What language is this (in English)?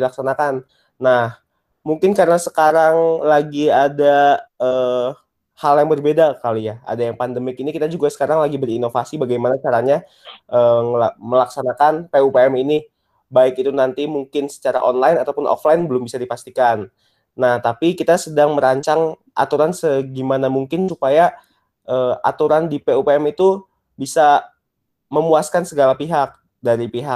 Indonesian